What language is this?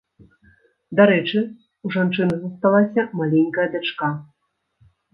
Belarusian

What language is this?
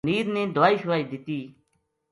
Gujari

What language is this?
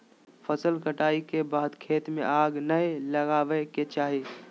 Magahi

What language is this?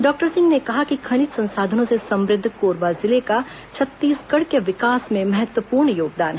Hindi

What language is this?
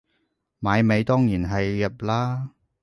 Cantonese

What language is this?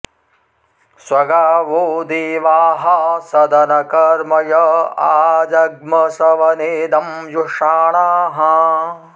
Sanskrit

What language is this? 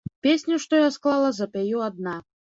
Belarusian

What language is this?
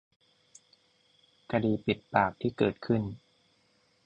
Thai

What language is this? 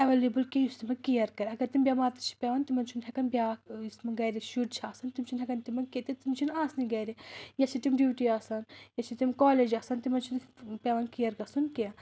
Kashmiri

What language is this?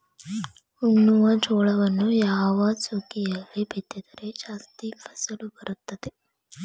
Kannada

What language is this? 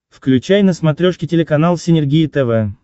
Russian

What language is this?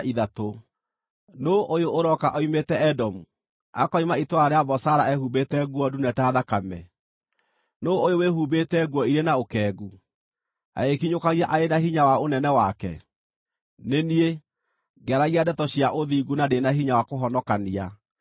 Kikuyu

